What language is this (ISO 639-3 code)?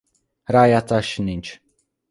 hun